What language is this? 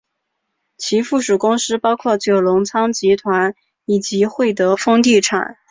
Chinese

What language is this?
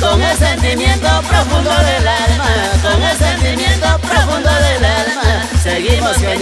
Romanian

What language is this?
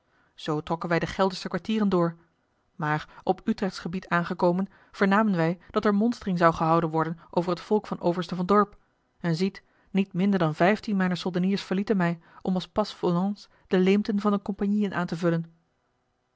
Dutch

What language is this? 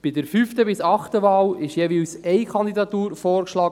Swiss German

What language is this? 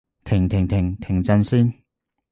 Cantonese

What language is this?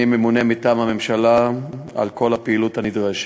Hebrew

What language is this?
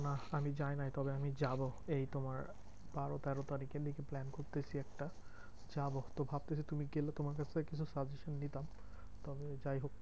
Bangla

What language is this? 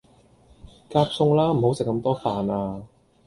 Cantonese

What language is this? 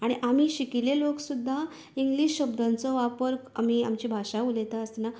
Konkani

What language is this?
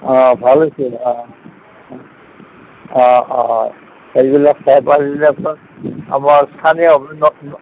Assamese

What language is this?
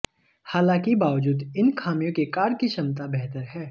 Hindi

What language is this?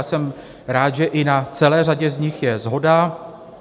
Czech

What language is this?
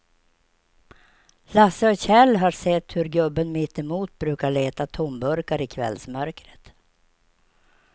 Swedish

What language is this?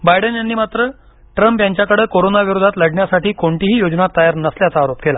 Marathi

